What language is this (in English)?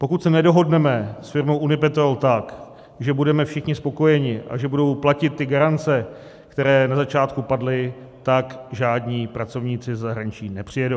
Czech